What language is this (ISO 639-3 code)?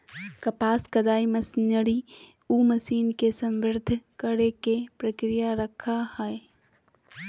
mag